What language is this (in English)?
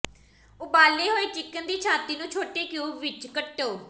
Punjabi